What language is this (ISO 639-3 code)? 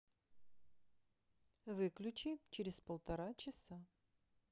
rus